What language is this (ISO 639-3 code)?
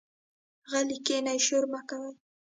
pus